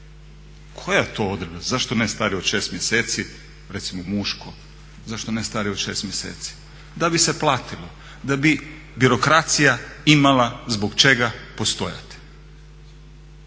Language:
Croatian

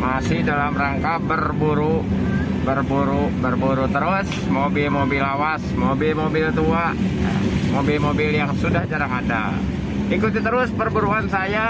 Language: Indonesian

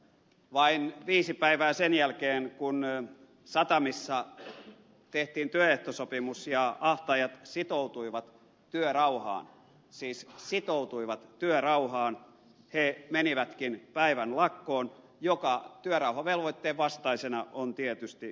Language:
Finnish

